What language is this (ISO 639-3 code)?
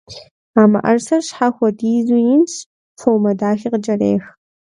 kbd